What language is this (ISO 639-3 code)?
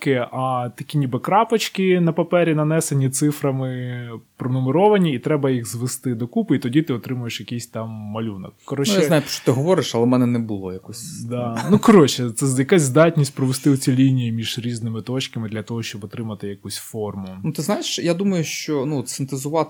ukr